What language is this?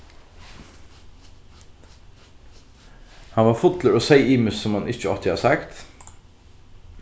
Faroese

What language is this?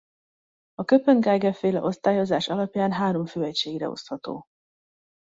Hungarian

